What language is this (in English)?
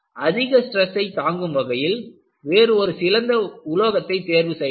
Tamil